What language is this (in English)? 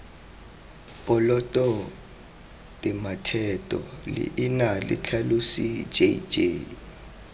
Tswana